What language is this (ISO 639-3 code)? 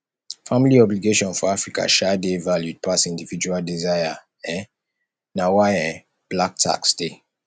pcm